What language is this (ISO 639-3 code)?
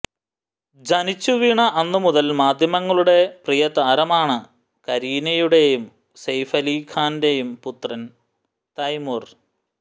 mal